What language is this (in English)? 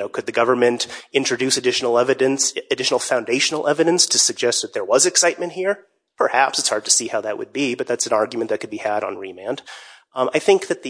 English